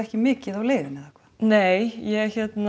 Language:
Icelandic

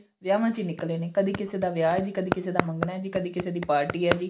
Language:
Punjabi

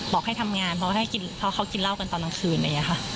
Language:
Thai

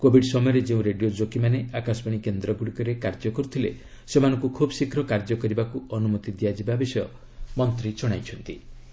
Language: Odia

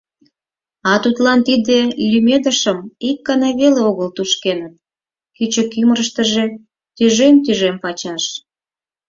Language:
Mari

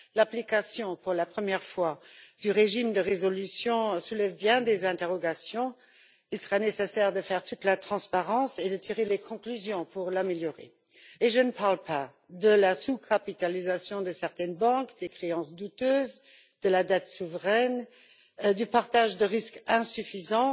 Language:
French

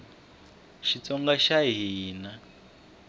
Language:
Tsonga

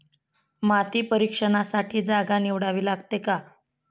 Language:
Marathi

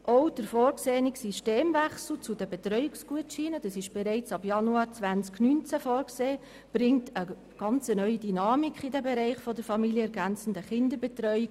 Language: Swiss German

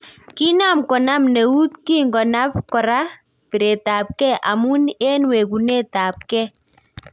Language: Kalenjin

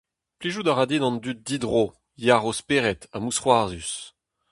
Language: Breton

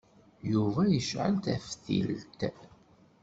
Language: Kabyle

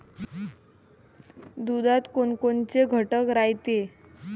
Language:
Marathi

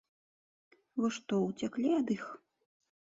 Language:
Belarusian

